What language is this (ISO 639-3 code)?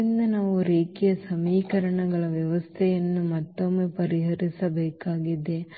kan